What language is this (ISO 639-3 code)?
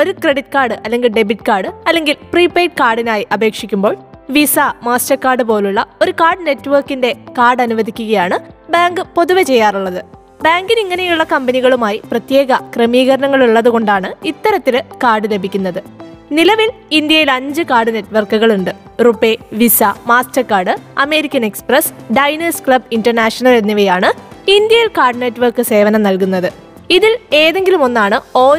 mal